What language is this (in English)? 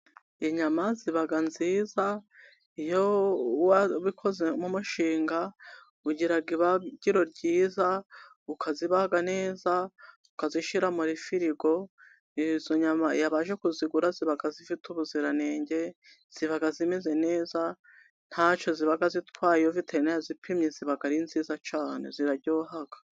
Kinyarwanda